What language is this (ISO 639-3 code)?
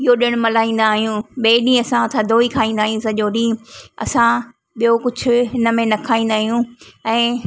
snd